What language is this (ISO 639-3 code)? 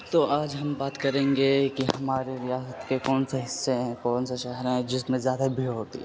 urd